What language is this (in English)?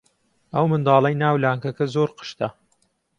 Central Kurdish